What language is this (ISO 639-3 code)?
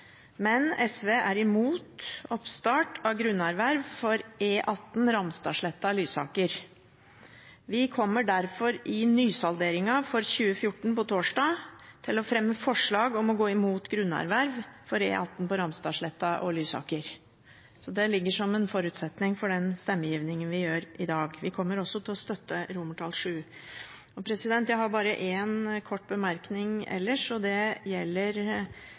nob